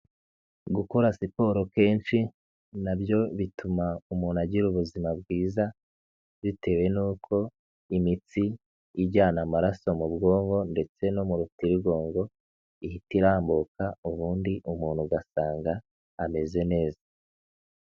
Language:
Kinyarwanda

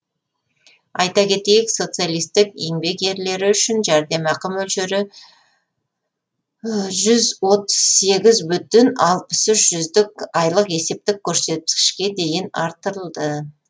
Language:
Kazakh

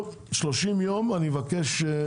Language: Hebrew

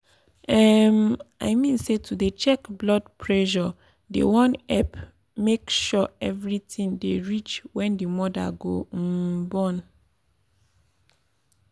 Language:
Nigerian Pidgin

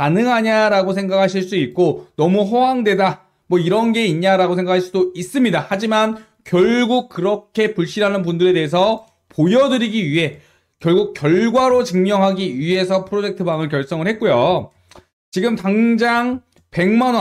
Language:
Korean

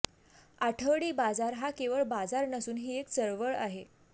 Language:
Marathi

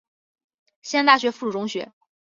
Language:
Chinese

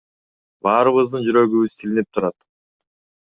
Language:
Kyrgyz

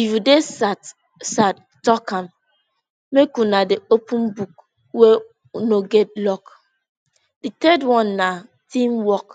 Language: Nigerian Pidgin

